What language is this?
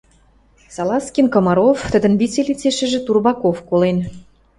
Western Mari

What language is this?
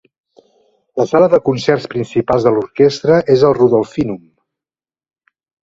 Catalan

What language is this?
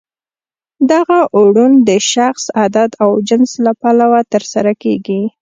Pashto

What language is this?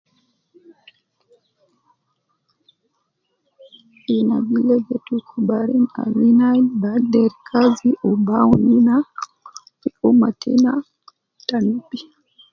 Nubi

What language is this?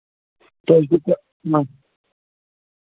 Kashmiri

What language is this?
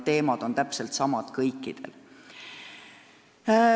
Estonian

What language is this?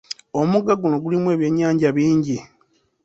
Ganda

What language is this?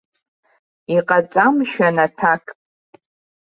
Abkhazian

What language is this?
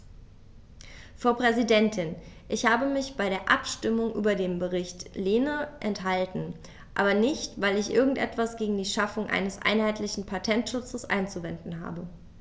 German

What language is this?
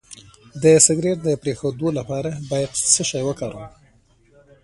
Pashto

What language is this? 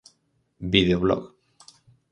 Galician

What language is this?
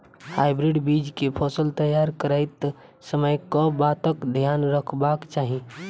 Maithili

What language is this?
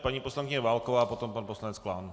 Czech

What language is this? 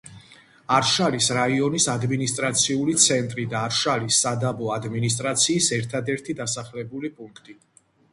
Georgian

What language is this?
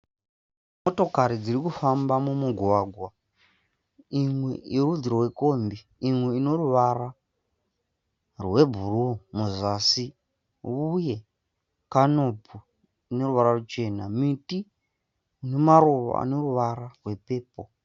Shona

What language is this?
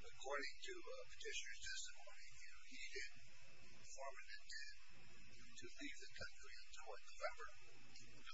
English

